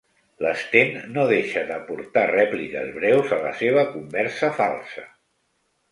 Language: Catalan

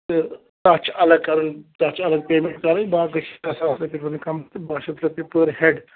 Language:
Kashmiri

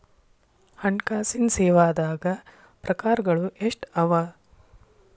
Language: Kannada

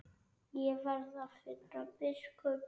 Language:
Icelandic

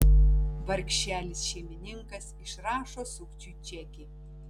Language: Lithuanian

